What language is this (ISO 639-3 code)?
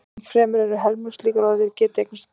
isl